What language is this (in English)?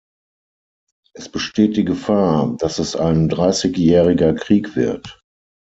German